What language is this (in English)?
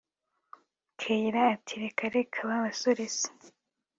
Kinyarwanda